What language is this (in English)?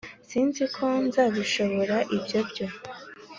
Kinyarwanda